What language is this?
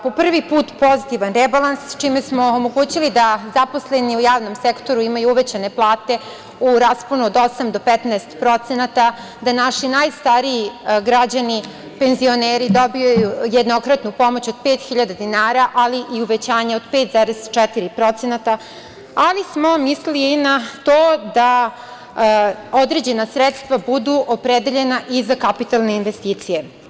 Serbian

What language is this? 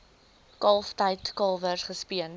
Afrikaans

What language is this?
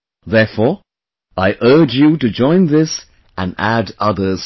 English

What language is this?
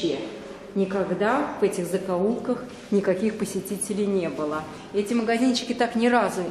Russian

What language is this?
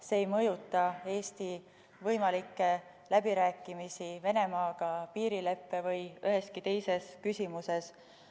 Estonian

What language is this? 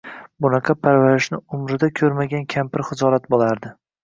Uzbek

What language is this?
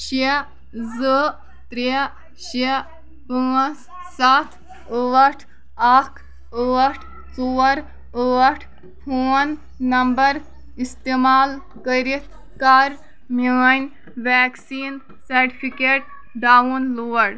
Kashmiri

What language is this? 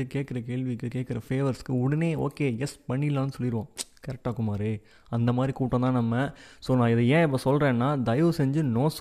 Tamil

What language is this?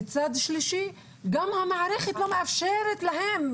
Hebrew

